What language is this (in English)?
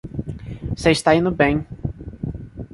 Portuguese